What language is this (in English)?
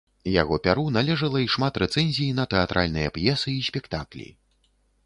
Belarusian